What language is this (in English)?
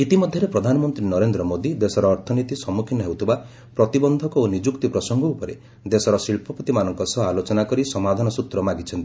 Odia